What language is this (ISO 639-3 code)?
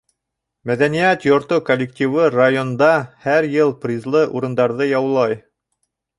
bak